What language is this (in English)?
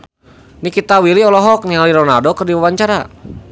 Sundanese